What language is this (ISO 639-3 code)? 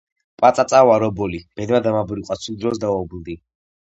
kat